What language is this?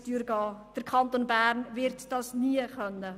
Swiss German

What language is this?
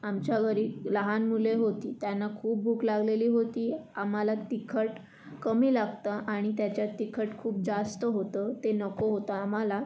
Marathi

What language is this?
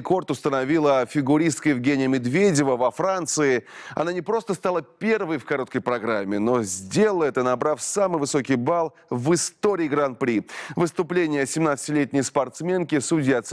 Russian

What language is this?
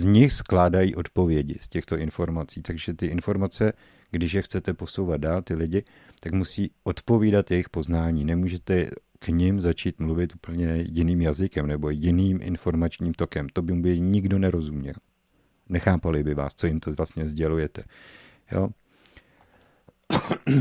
Czech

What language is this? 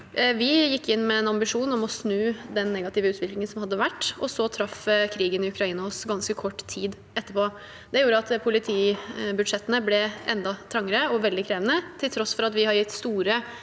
Norwegian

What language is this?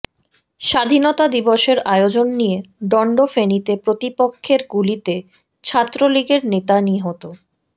Bangla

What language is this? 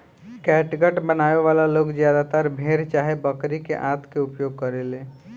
Bhojpuri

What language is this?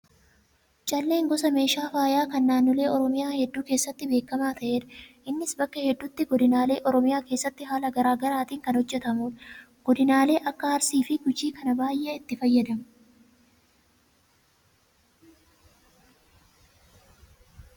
Oromo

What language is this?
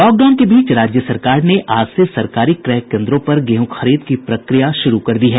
Hindi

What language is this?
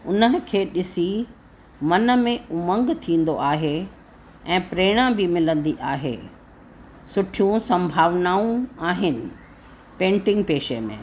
Sindhi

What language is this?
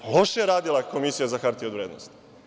Serbian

